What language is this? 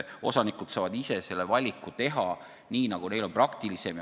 Estonian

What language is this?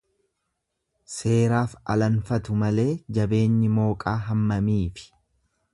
Oromo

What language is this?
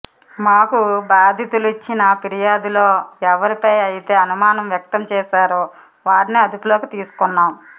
Telugu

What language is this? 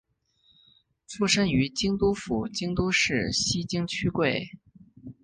Chinese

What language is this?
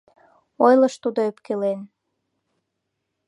Mari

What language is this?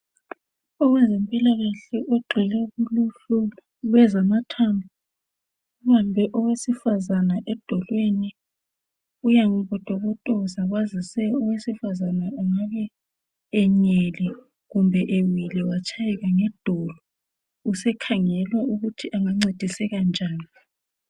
North Ndebele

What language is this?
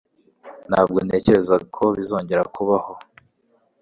Kinyarwanda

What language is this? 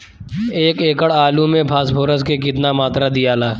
Bhojpuri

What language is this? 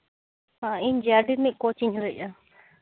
Santali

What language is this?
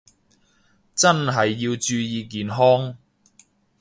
Cantonese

